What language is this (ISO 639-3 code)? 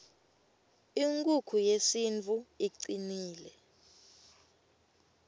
ssw